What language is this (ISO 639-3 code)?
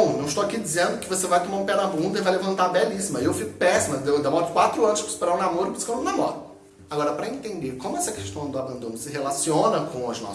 por